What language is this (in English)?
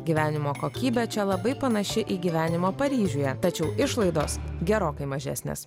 Lithuanian